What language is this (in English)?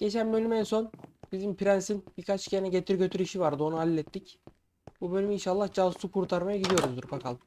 Turkish